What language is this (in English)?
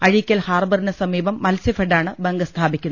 Malayalam